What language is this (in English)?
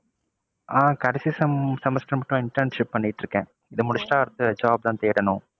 Tamil